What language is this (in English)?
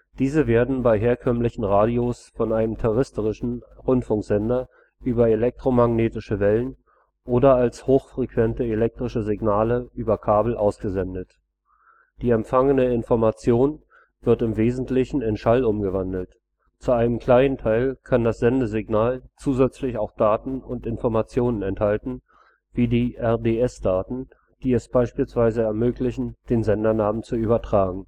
German